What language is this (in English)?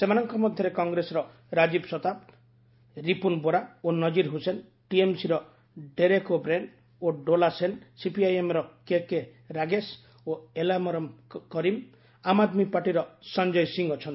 Odia